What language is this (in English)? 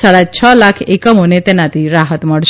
Gujarati